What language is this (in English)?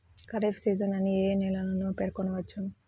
Telugu